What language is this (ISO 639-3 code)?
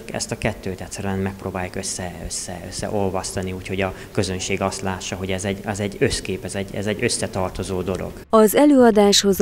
hun